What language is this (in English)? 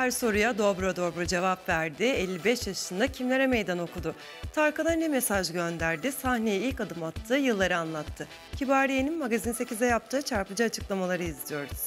Turkish